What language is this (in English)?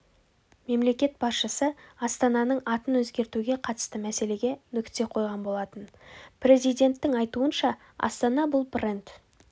Kazakh